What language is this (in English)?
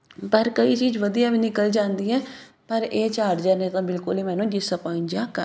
Punjabi